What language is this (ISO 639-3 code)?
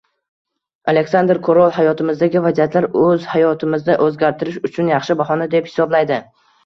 uzb